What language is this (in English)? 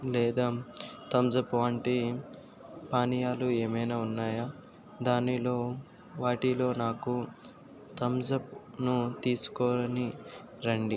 Telugu